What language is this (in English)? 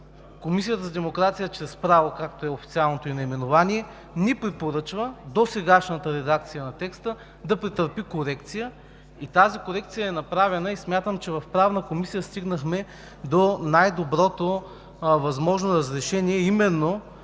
Bulgarian